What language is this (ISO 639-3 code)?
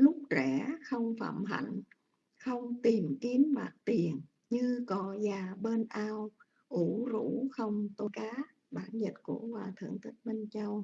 vie